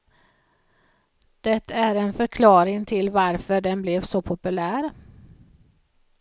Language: Swedish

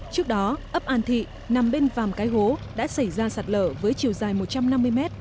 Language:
Vietnamese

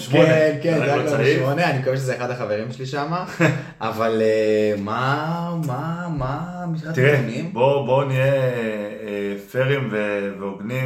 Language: Hebrew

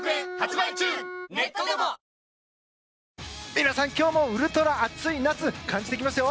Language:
Japanese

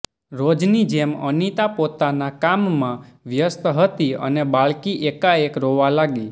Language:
Gujarati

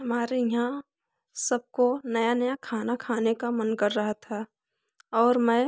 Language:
Hindi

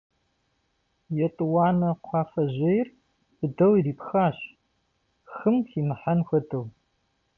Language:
Kabardian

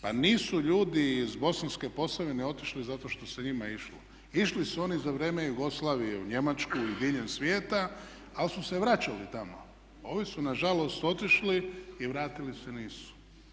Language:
Croatian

